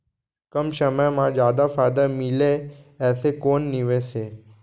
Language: Chhattisgarhi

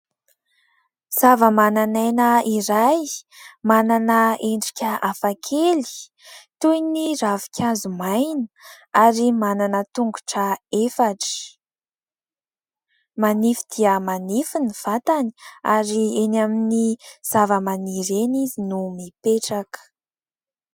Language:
Malagasy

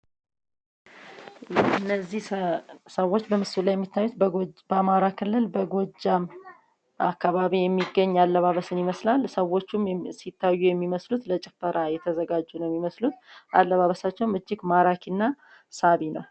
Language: Amharic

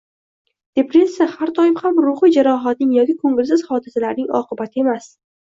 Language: Uzbek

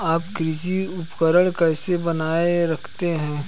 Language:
Hindi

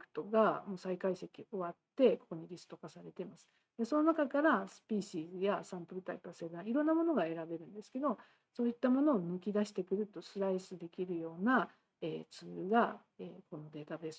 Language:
Japanese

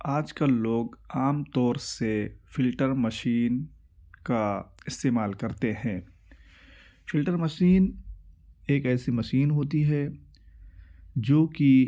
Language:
Urdu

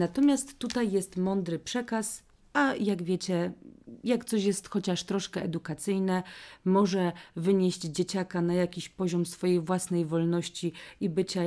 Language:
Polish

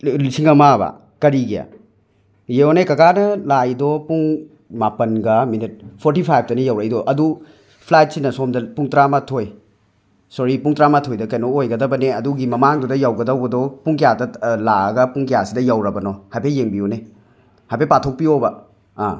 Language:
Manipuri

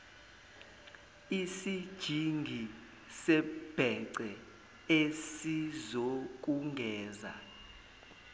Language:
Zulu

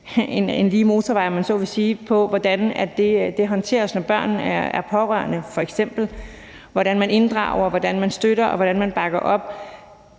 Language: Danish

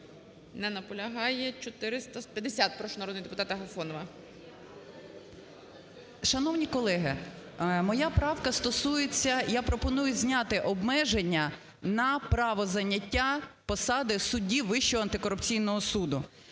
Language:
Ukrainian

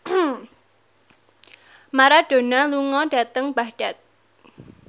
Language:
Javanese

